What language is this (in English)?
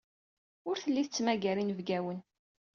Kabyle